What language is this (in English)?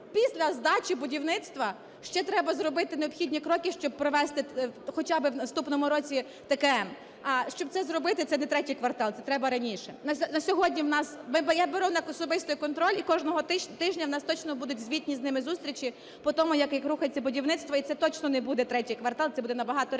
Ukrainian